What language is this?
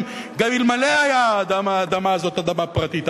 Hebrew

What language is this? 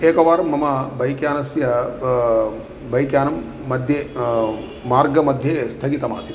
Sanskrit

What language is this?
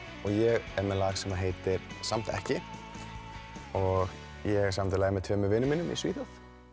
Icelandic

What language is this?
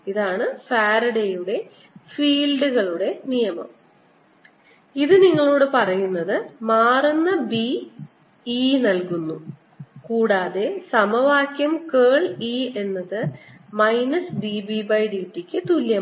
Malayalam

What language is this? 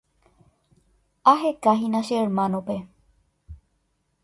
Guarani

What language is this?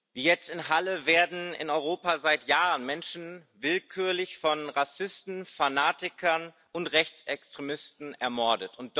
German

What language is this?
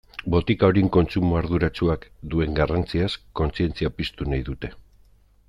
Basque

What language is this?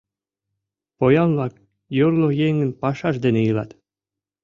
Mari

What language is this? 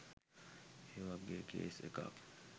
Sinhala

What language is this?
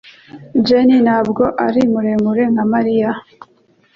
Kinyarwanda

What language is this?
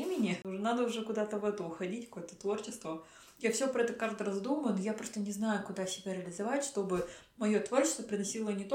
Russian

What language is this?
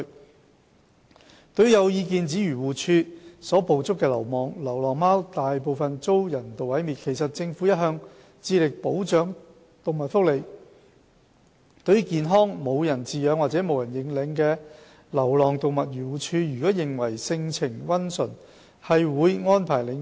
Cantonese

